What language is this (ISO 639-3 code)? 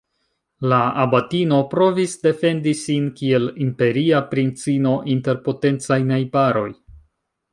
epo